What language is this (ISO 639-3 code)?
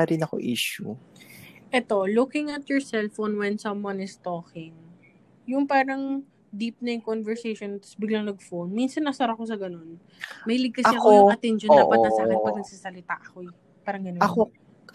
fil